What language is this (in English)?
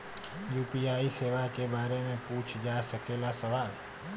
Bhojpuri